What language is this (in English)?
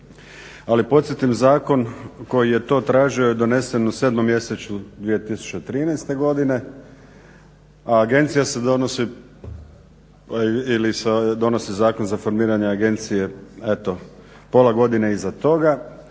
Croatian